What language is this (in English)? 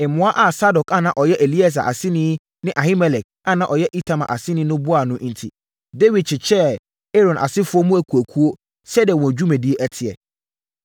Akan